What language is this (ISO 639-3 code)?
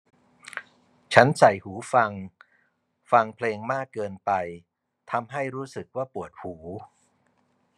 tha